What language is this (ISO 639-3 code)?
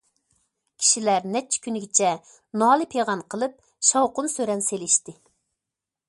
uig